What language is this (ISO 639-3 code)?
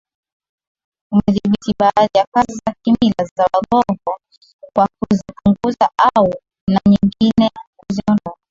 swa